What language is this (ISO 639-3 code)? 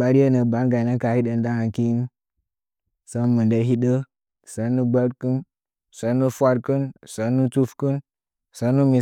nja